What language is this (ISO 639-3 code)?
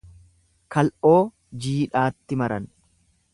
orm